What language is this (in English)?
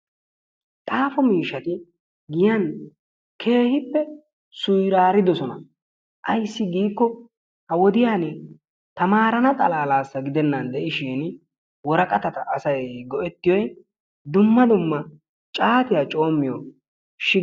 Wolaytta